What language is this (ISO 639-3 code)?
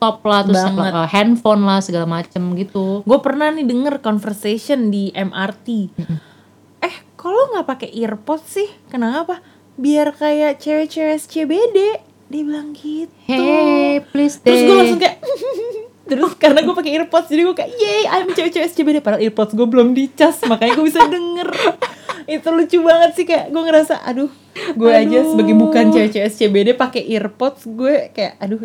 ind